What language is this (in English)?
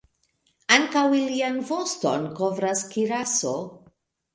Esperanto